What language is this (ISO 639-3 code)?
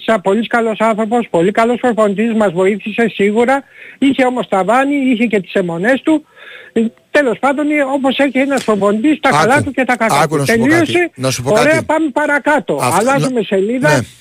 ell